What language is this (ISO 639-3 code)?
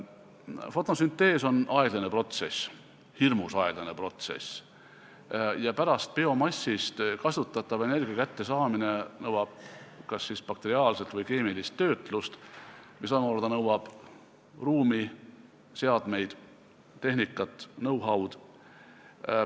est